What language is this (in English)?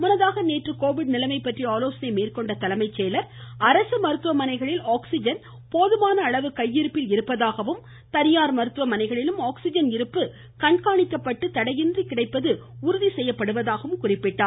Tamil